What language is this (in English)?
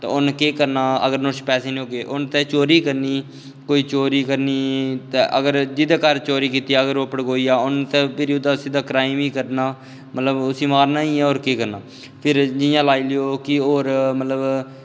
Dogri